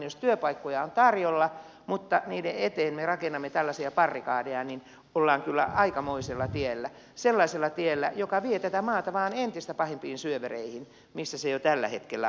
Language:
Finnish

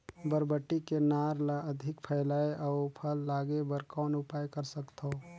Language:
Chhattisgarhi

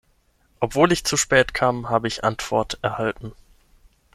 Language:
German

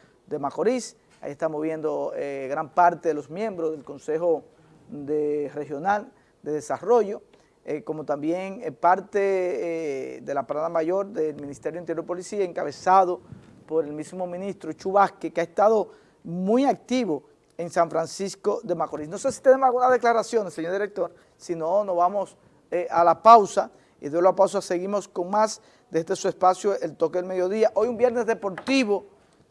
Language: Spanish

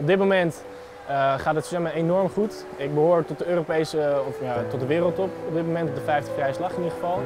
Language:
Dutch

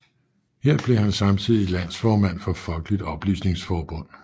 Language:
Danish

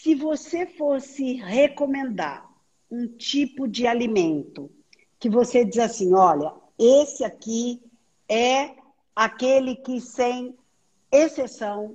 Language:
Portuguese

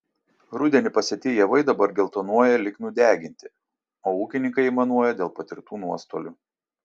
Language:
Lithuanian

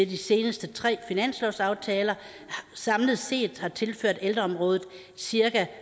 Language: Danish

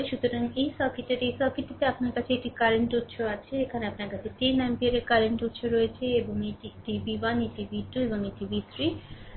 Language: Bangla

